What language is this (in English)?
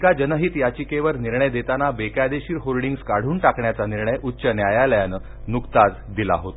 Marathi